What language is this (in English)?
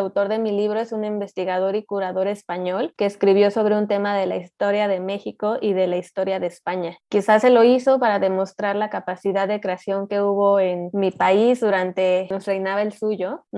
Spanish